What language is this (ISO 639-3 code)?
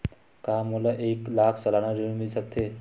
hne